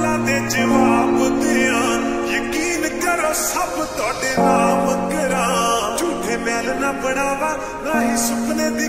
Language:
Romanian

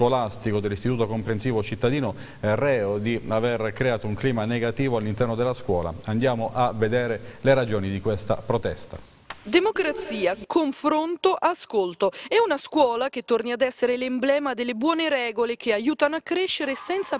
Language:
Italian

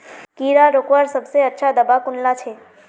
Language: Magahi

